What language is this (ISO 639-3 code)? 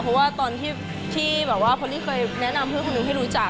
tha